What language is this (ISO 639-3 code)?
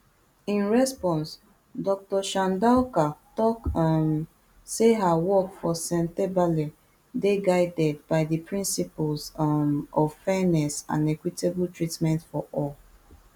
pcm